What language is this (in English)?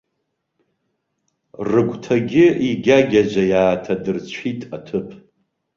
Abkhazian